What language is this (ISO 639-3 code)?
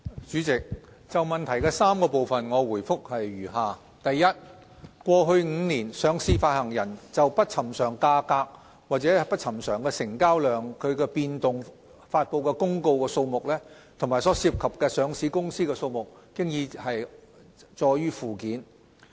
yue